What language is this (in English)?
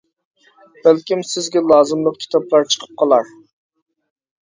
Uyghur